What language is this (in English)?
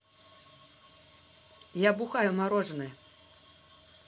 Russian